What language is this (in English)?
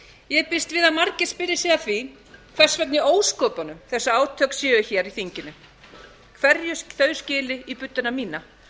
Icelandic